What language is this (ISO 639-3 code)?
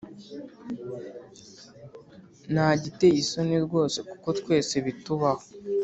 kin